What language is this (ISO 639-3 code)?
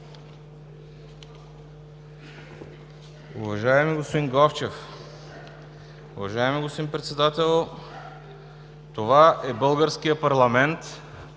bul